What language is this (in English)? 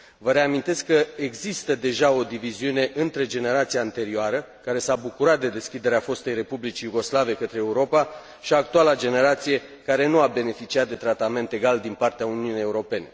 Romanian